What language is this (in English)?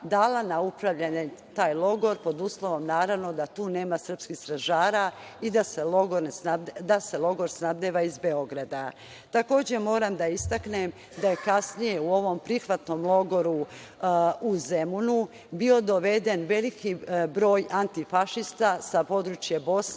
Serbian